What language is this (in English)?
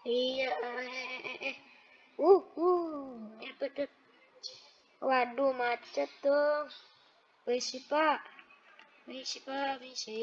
Indonesian